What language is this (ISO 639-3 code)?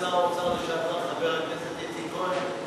heb